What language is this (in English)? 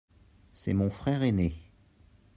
French